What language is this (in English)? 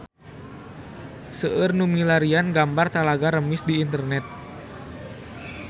Sundanese